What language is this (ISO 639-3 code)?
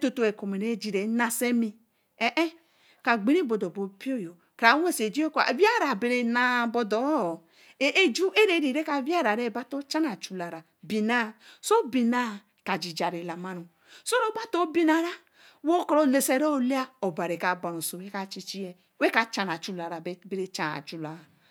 elm